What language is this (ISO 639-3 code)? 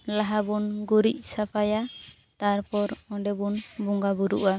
sat